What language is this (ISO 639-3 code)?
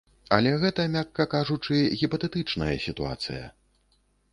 bel